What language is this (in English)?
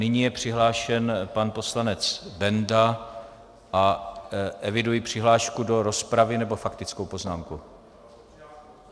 Czech